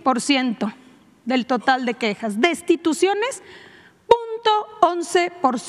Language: Spanish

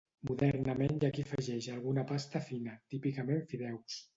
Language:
Catalan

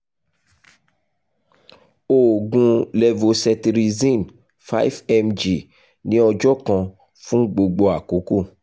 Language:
Yoruba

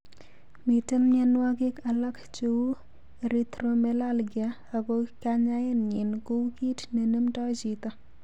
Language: Kalenjin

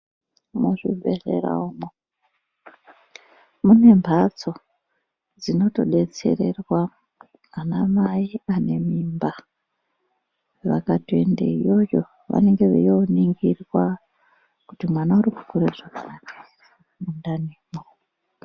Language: Ndau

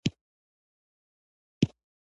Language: Pashto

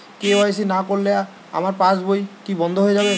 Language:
Bangla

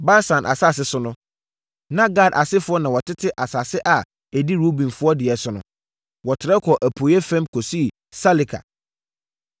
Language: Akan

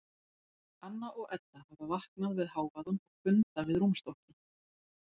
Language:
Icelandic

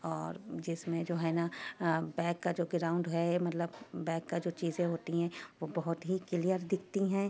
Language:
Urdu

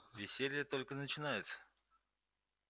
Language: Russian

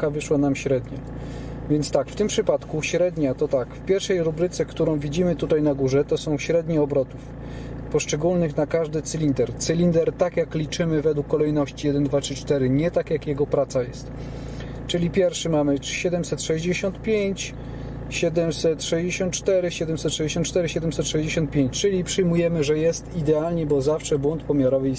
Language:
Polish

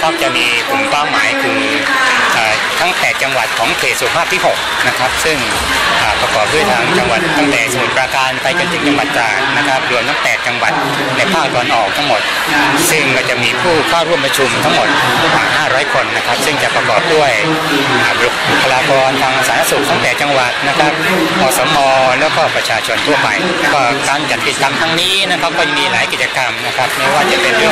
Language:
Thai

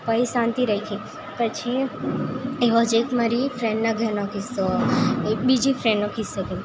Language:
Gujarati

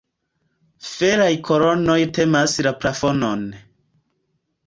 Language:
Esperanto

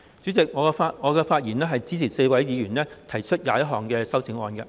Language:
Cantonese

